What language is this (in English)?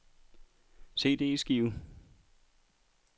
Danish